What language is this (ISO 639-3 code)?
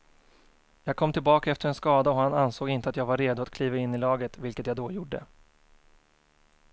swe